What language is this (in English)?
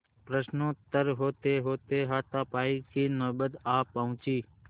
Hindi